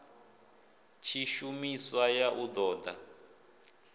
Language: Venda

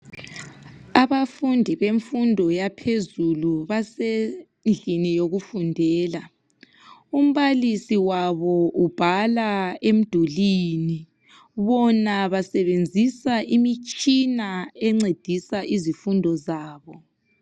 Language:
North Ndebele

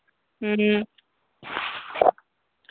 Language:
Manipuri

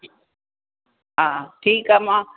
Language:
Sindhi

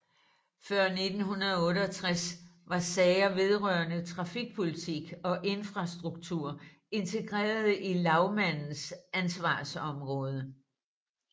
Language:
Danish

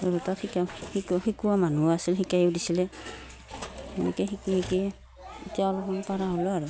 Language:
Assamese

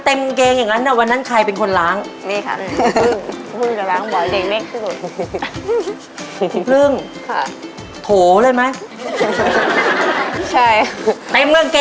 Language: Thai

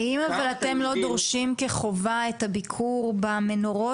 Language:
Hebrew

